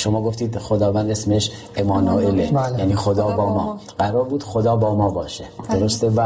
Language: Persian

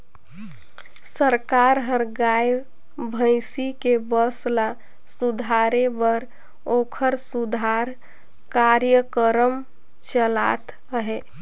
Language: Chhattisgarhi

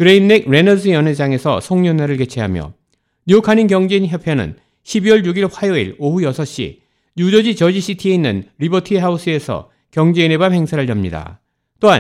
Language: Korean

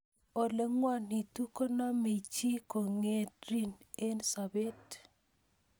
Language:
Kalenjin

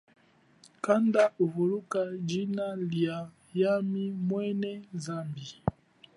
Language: Chokwe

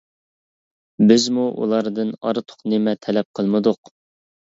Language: Uyghur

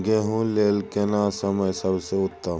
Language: Maithili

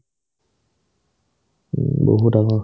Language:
Assamese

